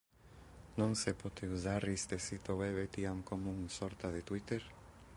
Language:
Interlingua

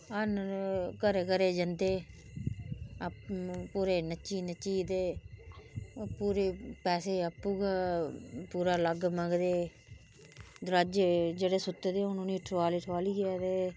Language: Dogri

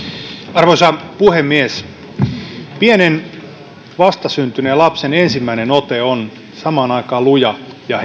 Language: Finnish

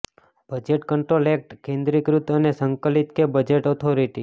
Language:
Gujarati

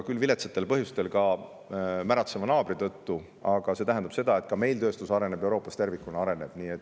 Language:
Estonian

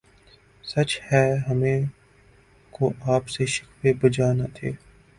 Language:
Urdu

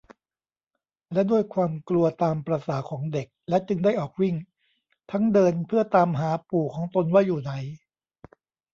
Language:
Thai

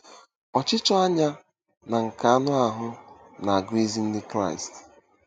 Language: Igbo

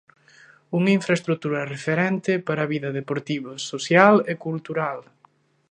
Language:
Galician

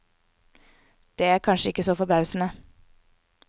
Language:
Norwegian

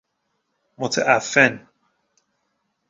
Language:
Persian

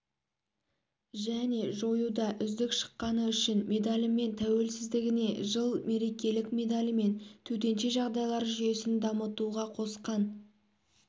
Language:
Kazakh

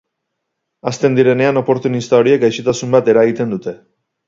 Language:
Basque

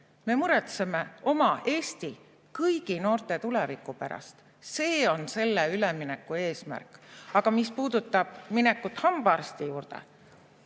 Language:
Estonian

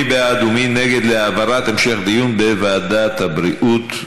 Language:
Hebrew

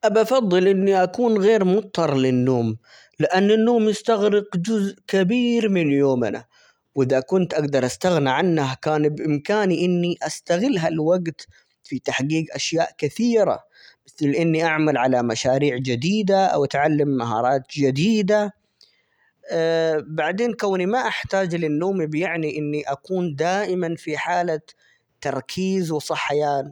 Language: Omani Arabic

